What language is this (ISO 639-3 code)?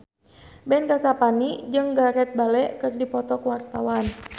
sun